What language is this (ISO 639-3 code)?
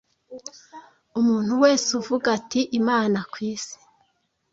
kin